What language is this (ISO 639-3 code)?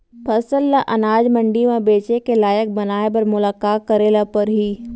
hne